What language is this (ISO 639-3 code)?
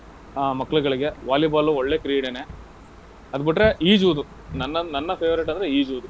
kan